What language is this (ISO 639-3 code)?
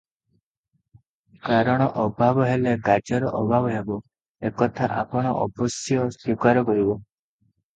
ori